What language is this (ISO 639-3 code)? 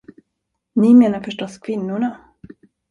swe